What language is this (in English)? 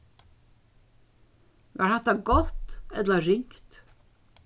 Faroese